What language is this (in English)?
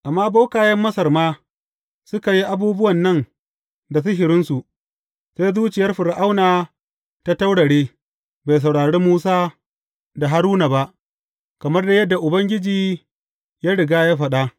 Hausa